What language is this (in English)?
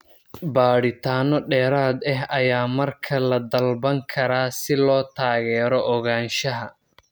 Somali